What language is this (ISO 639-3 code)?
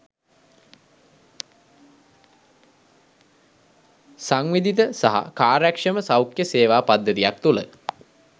sin